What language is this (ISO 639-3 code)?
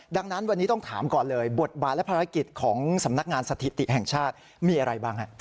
tha